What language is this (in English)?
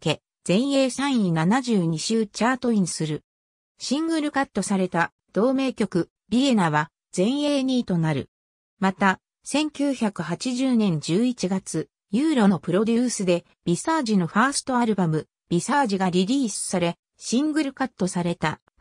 Japanese